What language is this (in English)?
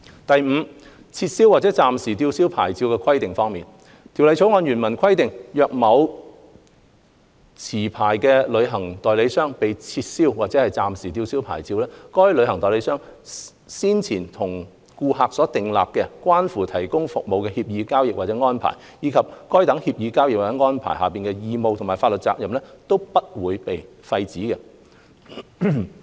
Cantonese